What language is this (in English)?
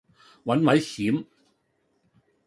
Cantonese